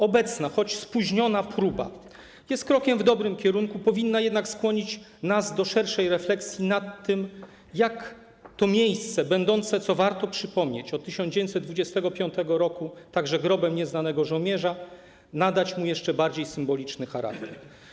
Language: Polish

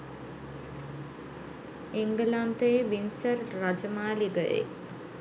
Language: Sinhala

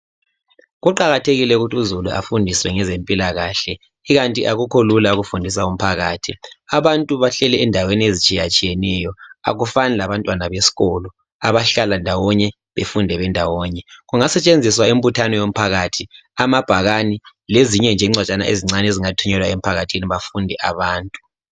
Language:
North Ndebele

